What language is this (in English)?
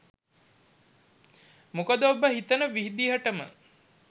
Sinhala